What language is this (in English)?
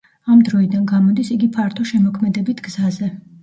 Georgian